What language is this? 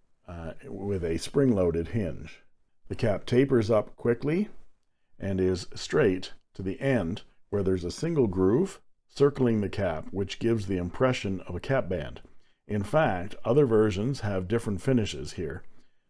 English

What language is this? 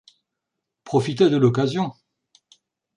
French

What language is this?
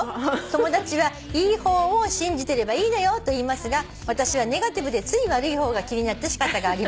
Japanese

